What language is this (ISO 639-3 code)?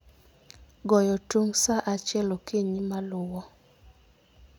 luo